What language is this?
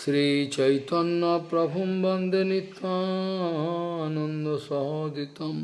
Portuguese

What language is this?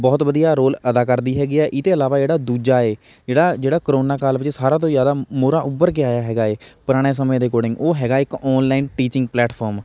Punjabi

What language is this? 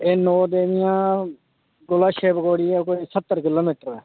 Dogri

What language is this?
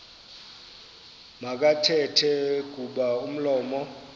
Xhosa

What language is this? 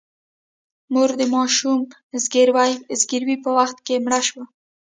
Pashto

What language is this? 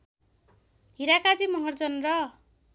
Nepali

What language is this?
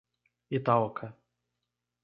Portuguese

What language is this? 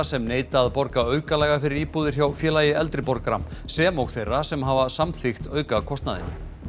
Icelandic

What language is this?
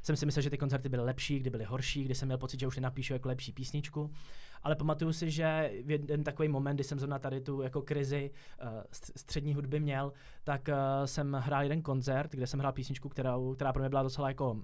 Czech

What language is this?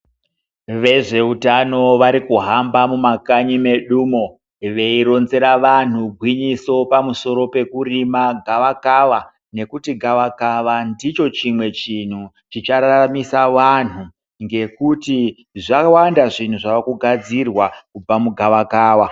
Ndau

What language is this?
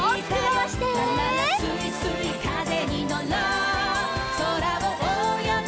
Japanese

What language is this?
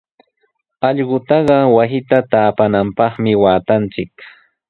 Sihuas Ancash Quechua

